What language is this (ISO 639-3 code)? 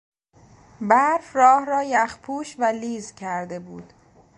fas